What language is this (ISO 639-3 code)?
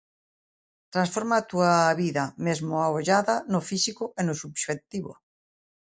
glg